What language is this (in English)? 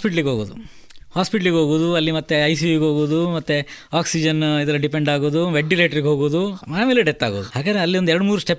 Kannada